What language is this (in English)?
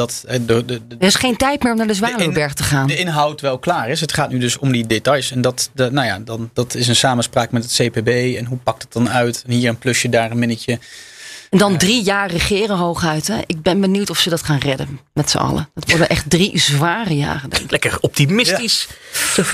Dutch